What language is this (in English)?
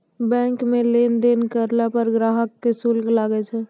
Maithili